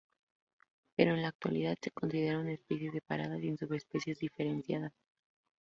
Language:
Spanish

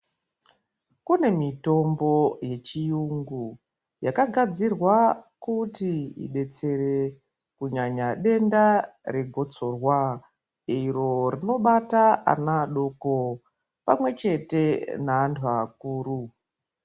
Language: Ndau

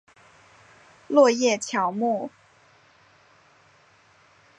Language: Chinese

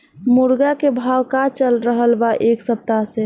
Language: Bhojpuri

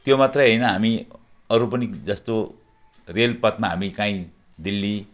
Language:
Nepali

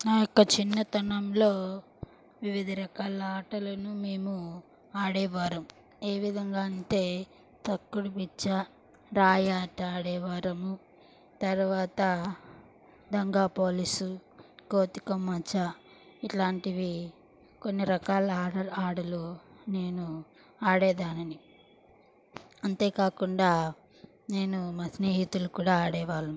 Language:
Telugu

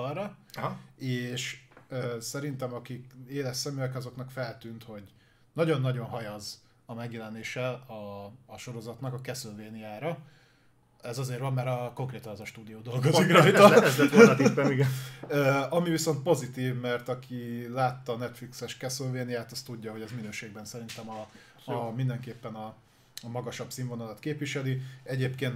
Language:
Hungarian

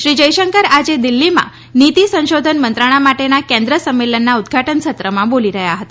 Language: Gujarati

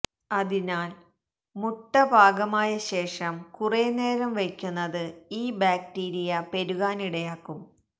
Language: Malayalam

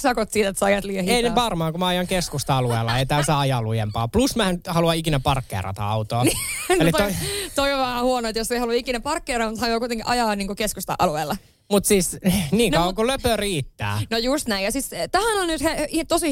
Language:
Finnish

